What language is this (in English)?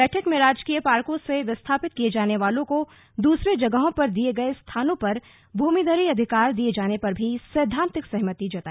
Hindi